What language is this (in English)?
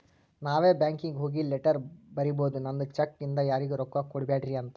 Kannada